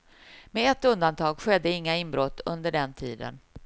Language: Swedish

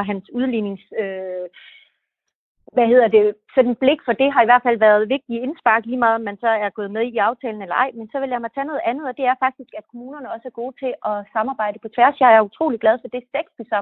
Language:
Danish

